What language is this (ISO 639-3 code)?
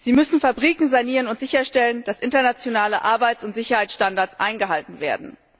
deu